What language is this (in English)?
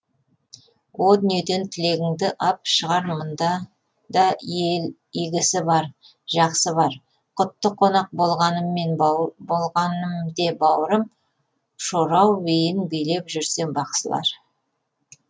Kazakh